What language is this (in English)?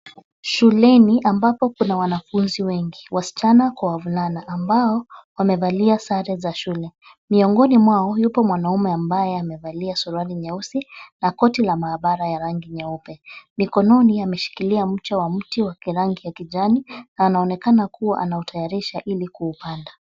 Swahili